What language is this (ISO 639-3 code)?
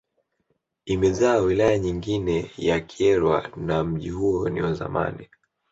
swa